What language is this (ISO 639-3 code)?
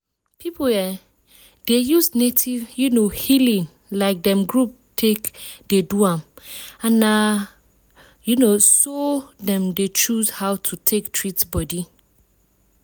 pcm